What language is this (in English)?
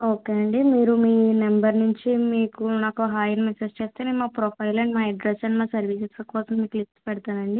Telugu